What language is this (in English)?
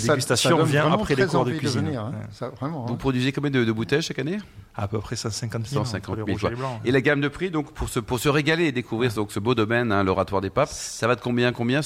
French